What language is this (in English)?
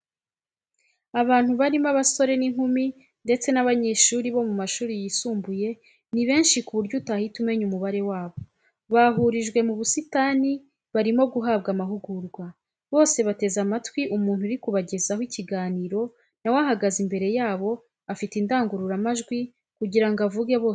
Kinyarwanda